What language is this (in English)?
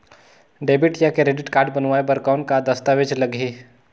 Chhattisgarhi